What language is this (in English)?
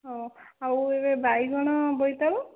Odia